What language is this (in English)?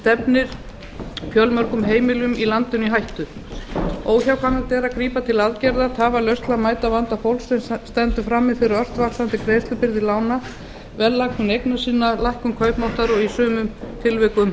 Icelandic